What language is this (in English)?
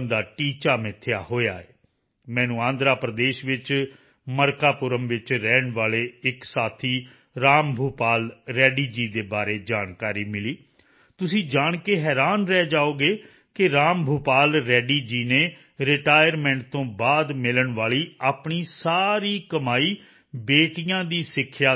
Punjabi